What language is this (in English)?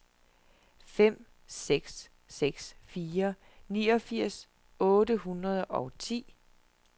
Danish